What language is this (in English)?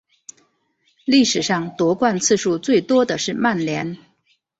Chinese